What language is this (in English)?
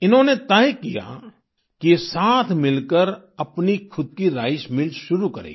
Hindi